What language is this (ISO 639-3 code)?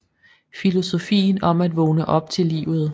dan